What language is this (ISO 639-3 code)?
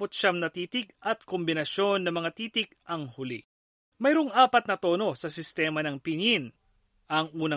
fil